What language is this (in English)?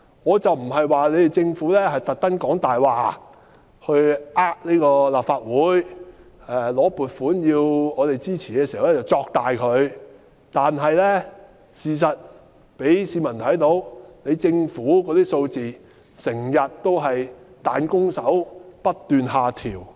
Cantonese